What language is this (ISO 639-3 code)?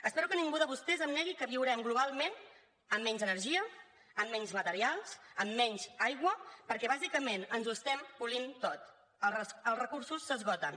cat